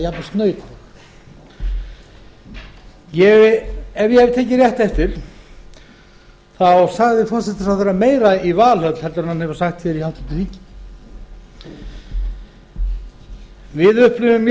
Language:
Icelandic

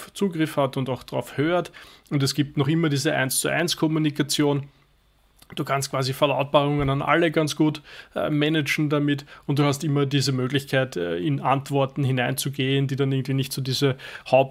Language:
German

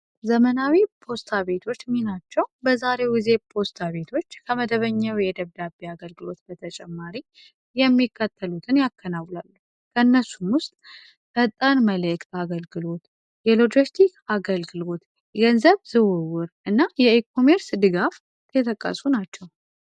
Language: Amharic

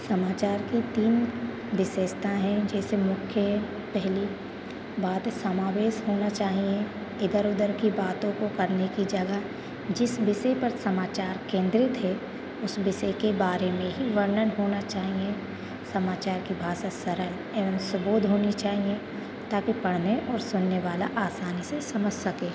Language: Hindi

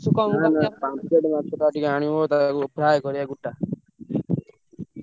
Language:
Odia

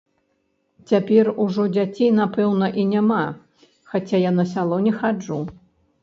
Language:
Belarusian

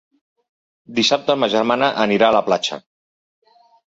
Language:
Catalan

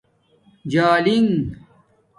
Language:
Domaaki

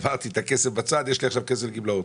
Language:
Hebrew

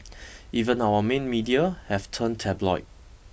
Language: English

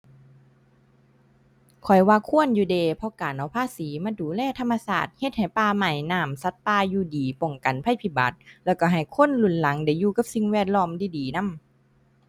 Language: Thai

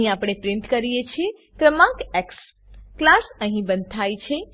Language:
Gujarati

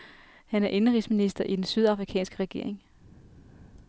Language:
Danish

